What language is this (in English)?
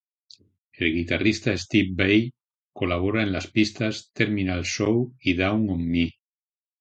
Spanish